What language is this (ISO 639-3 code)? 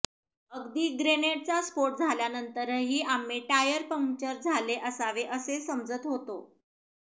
mar